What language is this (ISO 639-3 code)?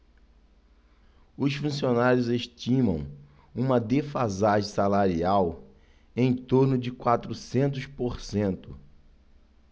por